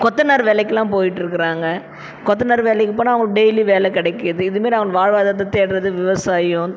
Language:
Tamil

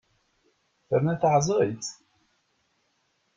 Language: Kabyle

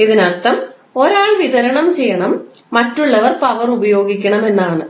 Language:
Malayalam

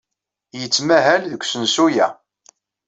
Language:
Kabyle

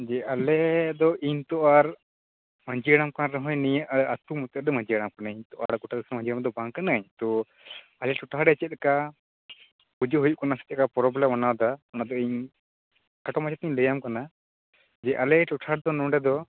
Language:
Santali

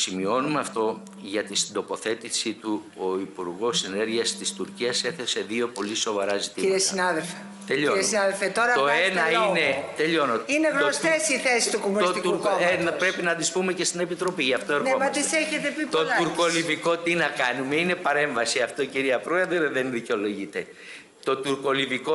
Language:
Greek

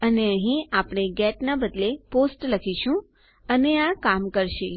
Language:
Gujarati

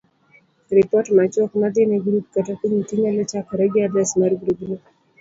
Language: Luo (Kenya and Tanzania)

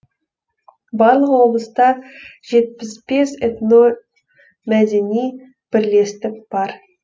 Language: Kazakh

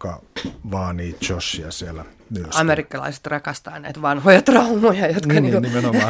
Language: Finnish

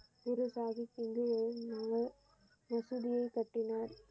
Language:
Tamil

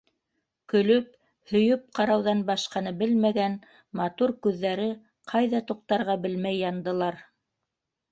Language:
Bashkir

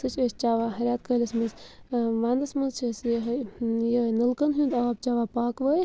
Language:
Kashmiri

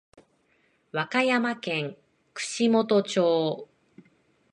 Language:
Japanese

